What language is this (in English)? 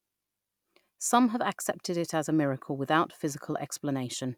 English